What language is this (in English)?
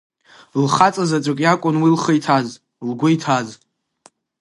Abkhazian